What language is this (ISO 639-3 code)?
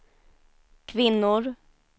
swe